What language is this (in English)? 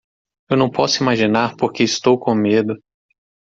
Portuguese